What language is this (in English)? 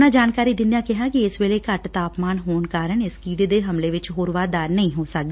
Punjabi